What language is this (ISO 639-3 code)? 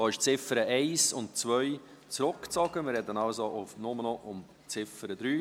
gsw